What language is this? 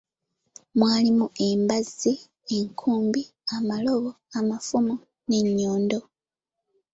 Ganda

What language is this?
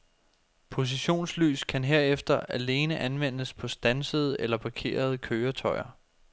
Danish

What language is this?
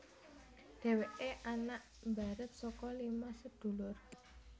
Javanese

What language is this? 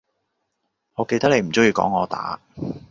Cantonese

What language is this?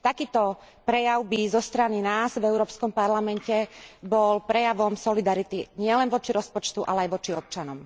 Slovak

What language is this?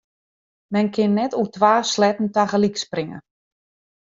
Western Frisian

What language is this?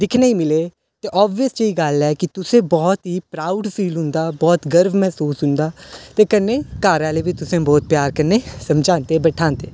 Dogri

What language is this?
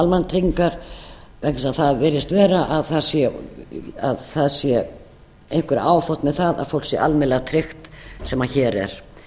Icelandic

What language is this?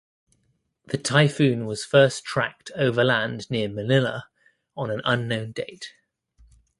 English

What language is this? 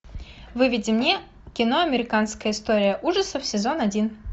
Russian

